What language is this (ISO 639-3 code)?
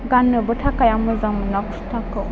brx